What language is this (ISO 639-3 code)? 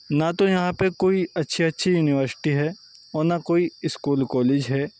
urd